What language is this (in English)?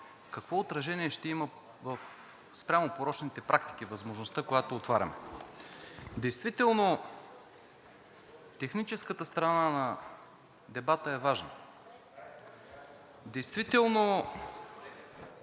Bulgarian